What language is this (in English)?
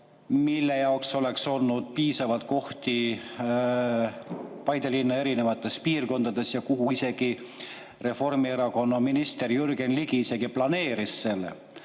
Estonian